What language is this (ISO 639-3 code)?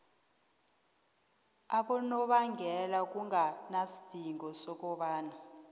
nbl